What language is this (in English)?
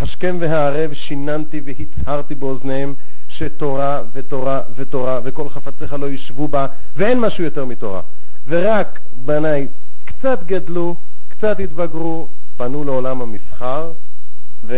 Hebrew